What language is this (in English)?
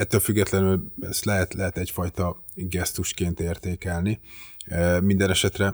Hungarian